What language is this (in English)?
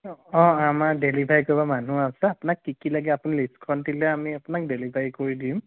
Assamese